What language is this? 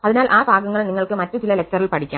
Malayalam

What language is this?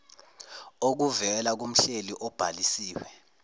Zulu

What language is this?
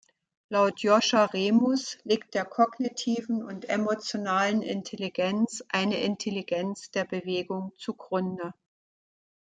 German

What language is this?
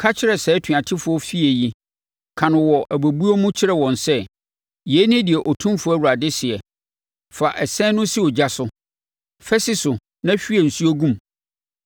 Akan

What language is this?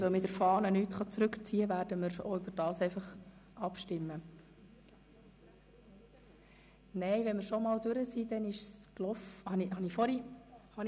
Swiss German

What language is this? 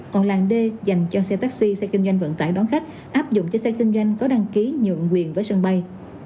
Vietnamese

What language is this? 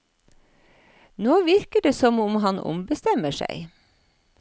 Norwegian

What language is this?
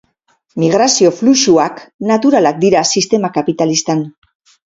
Basque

